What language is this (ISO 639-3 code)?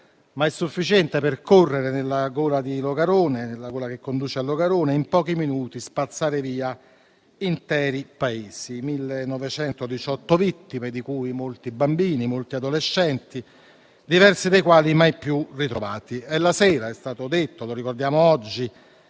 ita